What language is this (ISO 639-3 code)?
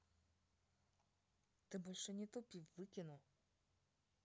rus